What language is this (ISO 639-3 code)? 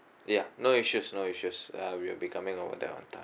eng